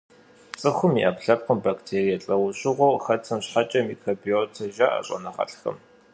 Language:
Kabardian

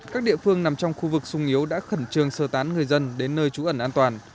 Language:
Vietnamese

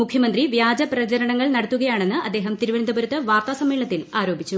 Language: Malayalam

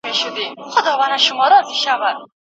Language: Pashto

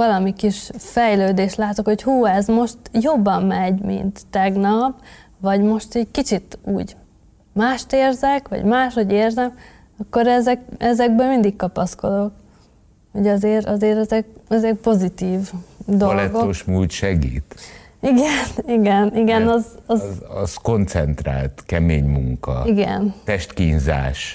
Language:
Hungarian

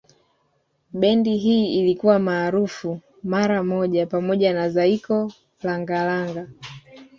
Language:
Swahili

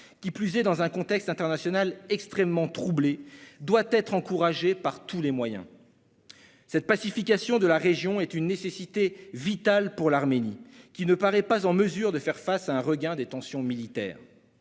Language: French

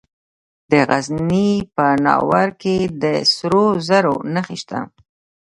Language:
Pashto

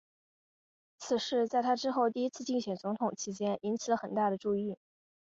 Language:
Chinese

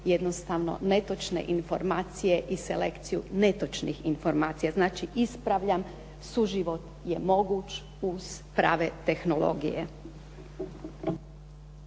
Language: Croatian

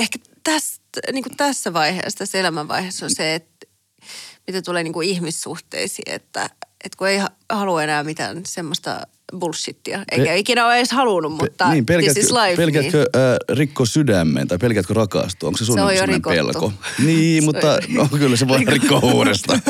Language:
Finnish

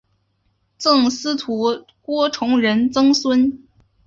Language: Chinese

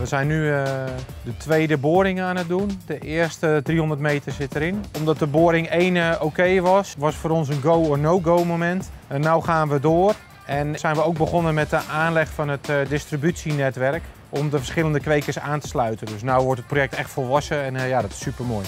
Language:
Dutch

